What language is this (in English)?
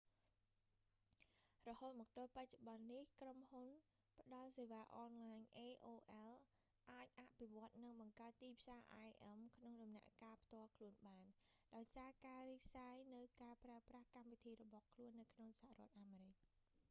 Khmer